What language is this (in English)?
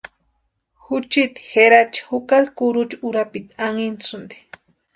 Western Highland Purepecha